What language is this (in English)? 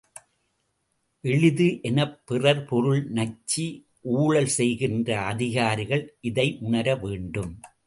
Tamil